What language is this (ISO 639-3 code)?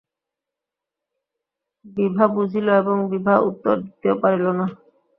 ben